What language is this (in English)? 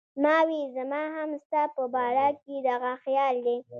Pashto